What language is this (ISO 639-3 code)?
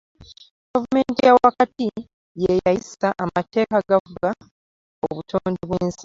lug